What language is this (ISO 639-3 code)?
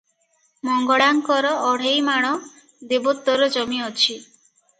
ori